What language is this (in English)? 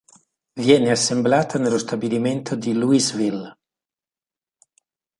Italian